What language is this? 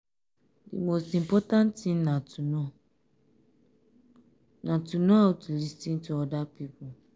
Nigerian Pidgin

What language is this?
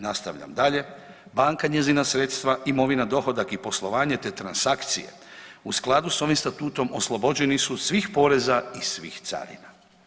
Croatian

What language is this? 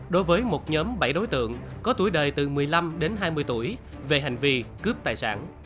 Vietnamese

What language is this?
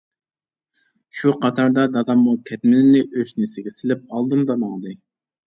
Uyghur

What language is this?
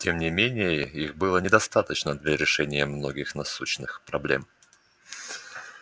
Russian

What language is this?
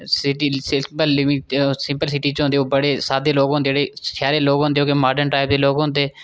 Dogri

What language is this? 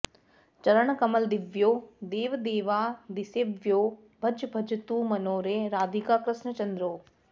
Sanskrit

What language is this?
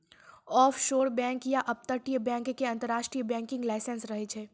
Maithili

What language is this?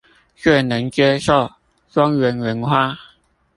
Chinese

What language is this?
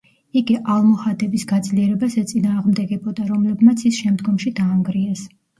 Georgian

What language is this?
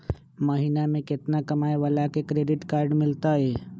Magahi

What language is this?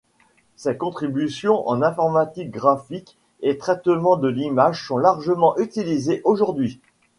French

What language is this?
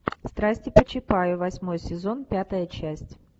Russian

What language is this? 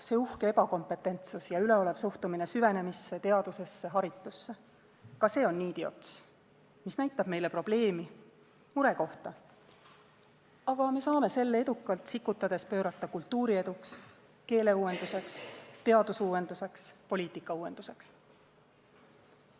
Estonian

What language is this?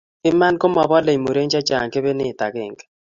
Kalenjin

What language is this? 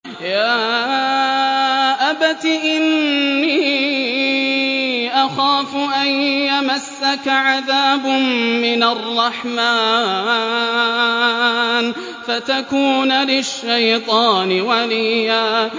Arabic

